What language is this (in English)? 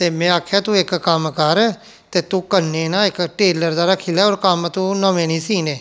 Dogri